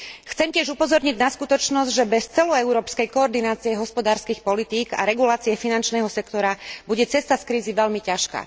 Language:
Slovak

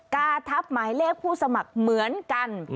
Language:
Thai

